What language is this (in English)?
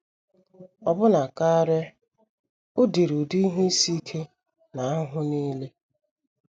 Igbo